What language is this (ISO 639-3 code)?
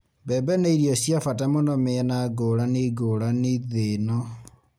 kik